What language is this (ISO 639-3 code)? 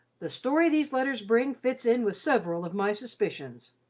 eng